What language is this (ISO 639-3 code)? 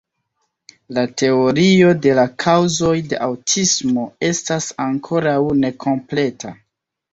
epo